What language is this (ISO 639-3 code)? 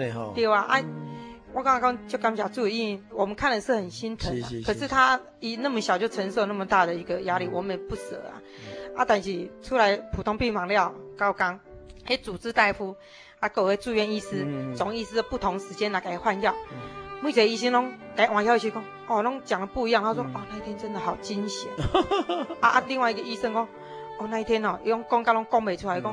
zho